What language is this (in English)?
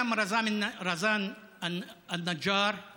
Hebrew